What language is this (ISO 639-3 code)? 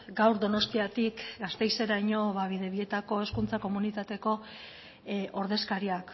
eus